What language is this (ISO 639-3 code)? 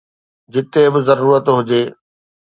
snd